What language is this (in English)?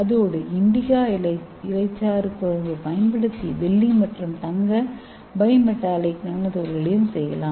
Tamil